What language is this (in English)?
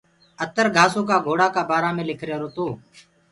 Gurgula